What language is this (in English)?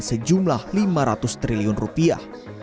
Indonesian